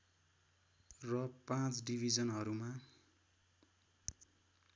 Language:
Nepali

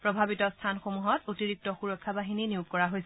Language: Assamese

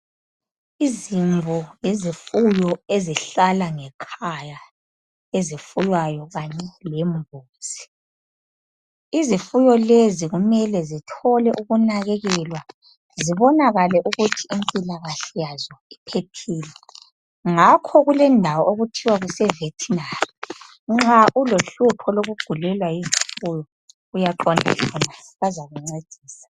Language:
North Ndebele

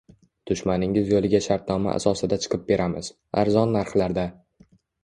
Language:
Uzbek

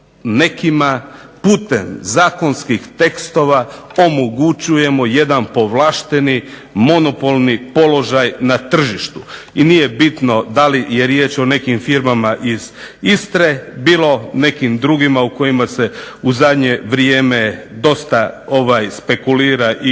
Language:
Croatian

